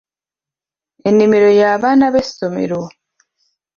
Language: Ganda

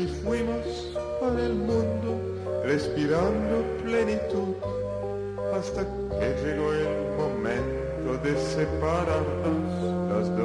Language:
Romanian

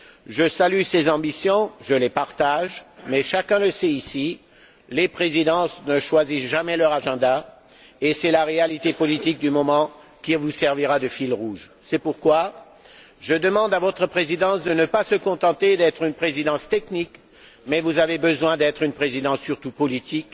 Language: French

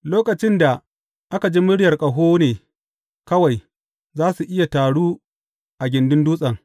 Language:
Hausa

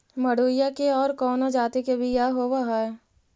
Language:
Magahi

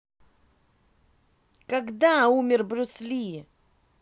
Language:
Russian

